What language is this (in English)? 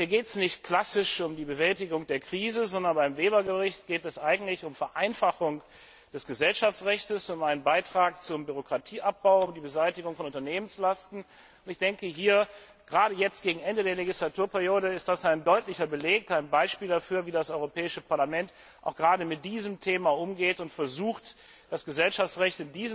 German